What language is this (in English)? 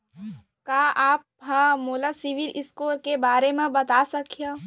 Chhattisgarhi